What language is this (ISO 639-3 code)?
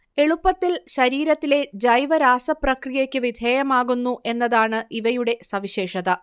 mal